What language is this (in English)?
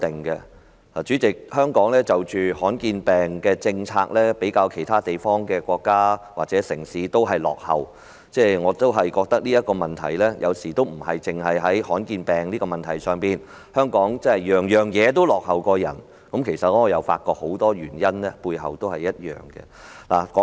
Cantonese